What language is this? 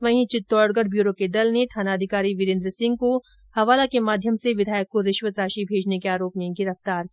Hindi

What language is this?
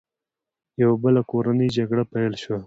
Pashto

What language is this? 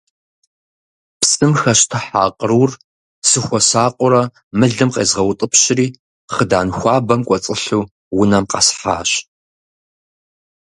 Kabardian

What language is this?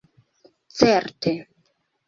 Esperanto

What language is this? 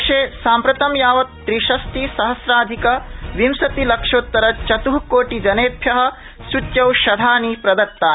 Sanskrit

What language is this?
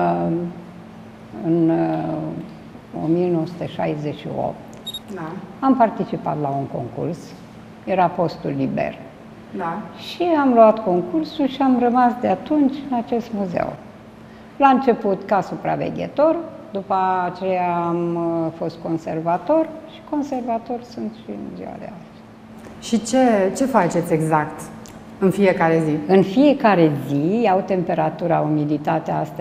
Romanian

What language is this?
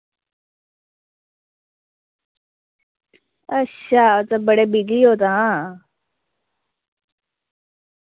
Dogri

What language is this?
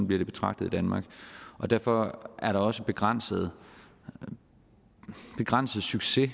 Danish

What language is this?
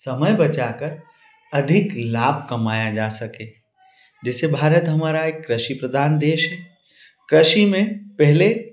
Hindi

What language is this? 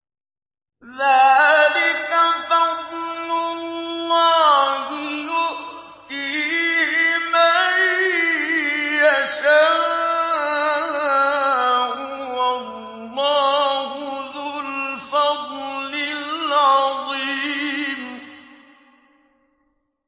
Arabic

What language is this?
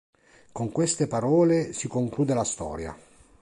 Italian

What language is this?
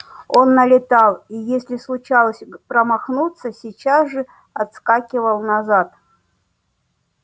Russian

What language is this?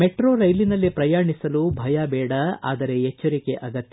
Kannada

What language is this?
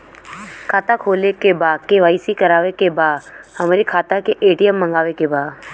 Bhojpuri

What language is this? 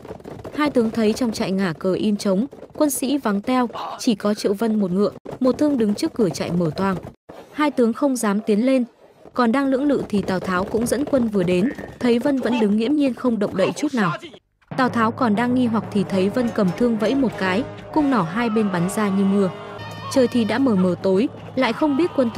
Vietnamese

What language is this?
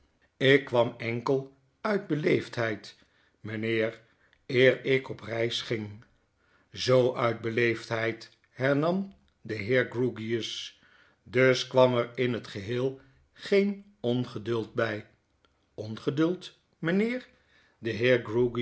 Dutch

